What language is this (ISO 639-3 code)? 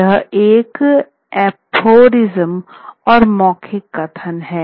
hin